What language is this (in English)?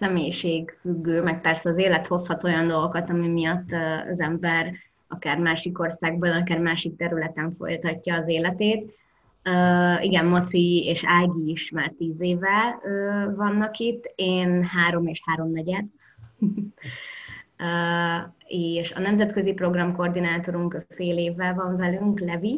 Hungarian